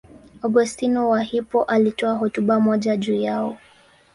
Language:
Swahili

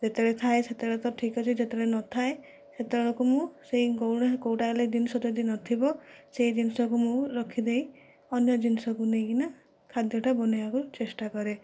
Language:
Odia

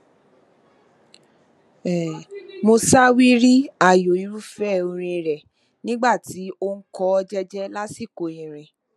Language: Yoruba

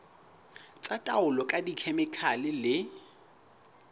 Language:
Southern Sotho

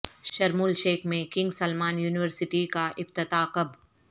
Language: Urdu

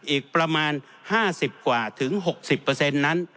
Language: Thai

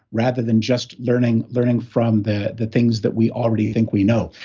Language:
English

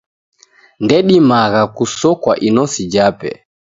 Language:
Taita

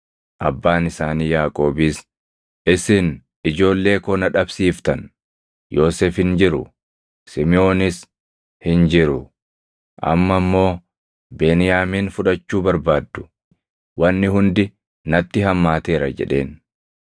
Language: Oromo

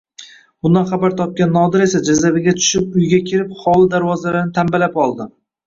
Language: Uzbek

